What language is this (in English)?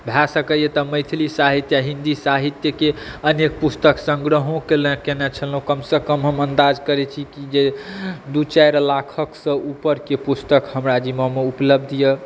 Maithili